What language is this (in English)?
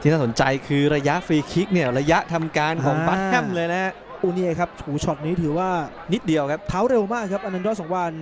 Thai